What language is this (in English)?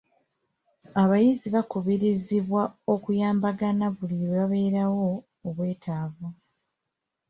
Ganda